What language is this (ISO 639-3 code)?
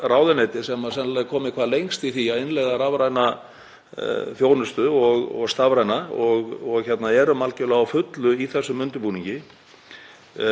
isl